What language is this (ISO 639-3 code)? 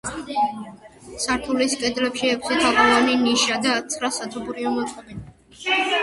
kat